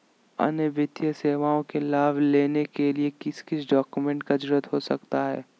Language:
Magahi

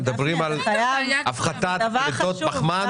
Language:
Hebrew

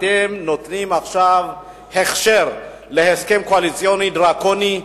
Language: Hebrew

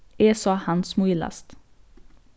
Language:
Faroese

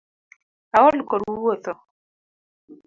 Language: Luo (Kenya and Tanzania)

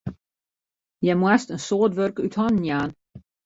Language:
Western Frisian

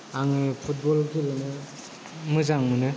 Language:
Bodo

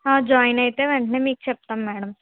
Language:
Telugu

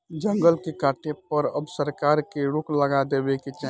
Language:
Bhojpuri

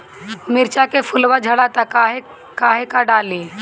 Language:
Bhojpuri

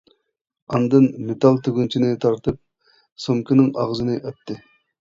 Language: Uyghur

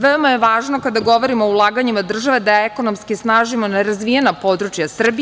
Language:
Serbian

